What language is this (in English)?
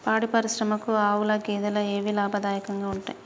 Telugu